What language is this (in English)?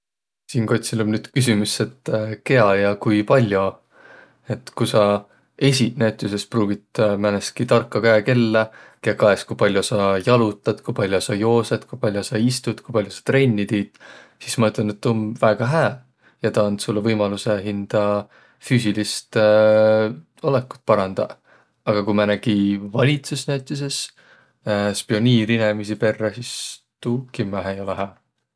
Võro